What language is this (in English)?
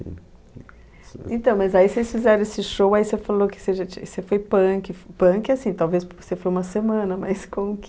Portuguese